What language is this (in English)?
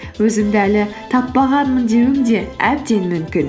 Kazakh